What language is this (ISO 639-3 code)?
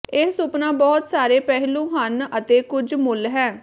pan